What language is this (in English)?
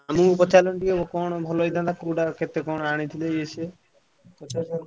Odia